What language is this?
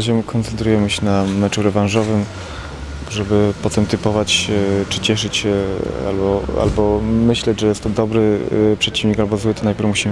Polish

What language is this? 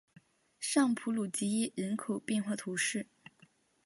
Chinese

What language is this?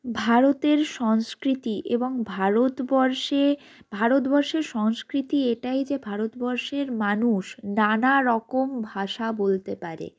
Bangla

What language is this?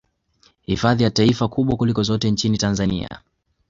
Swahili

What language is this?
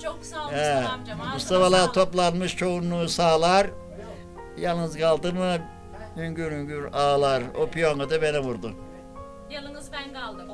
Turkish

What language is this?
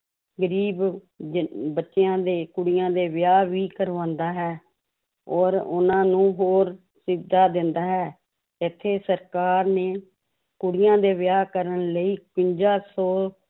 Punjabi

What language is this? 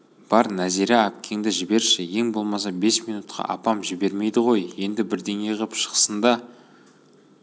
Kazakh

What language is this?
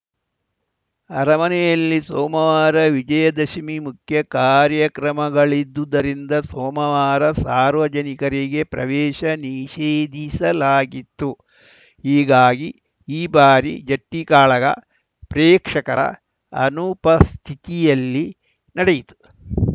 Kannada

